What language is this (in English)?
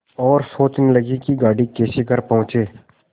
Hindi